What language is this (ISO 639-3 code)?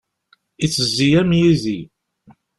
kab